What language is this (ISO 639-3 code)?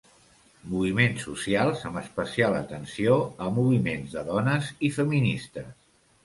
cat